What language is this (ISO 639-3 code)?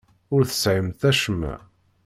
kab